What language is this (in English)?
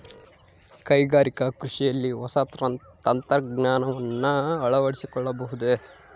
Kannada